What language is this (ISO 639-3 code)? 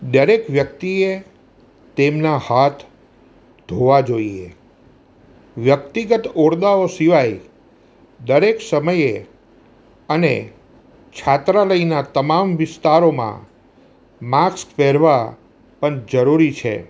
guj